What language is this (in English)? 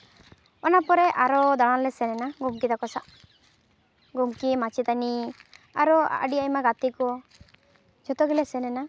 Santali